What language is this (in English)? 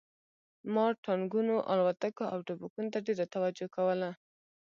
Pashto